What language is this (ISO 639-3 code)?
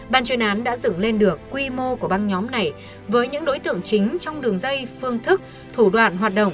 vie